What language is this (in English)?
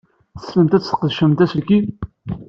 Kabyle